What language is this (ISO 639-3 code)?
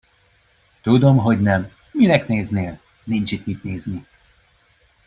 hun